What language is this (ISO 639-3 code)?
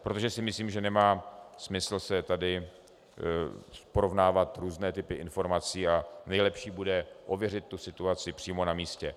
ces